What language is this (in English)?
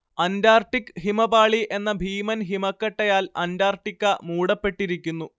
Malayalam